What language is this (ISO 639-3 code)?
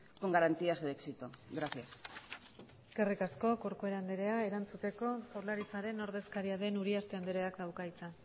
eus